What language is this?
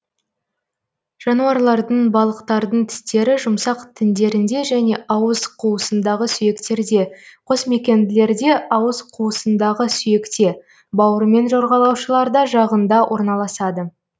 Kazakh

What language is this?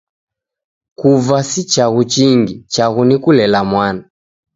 Taita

